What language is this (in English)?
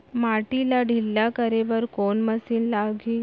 Chhattisgarhi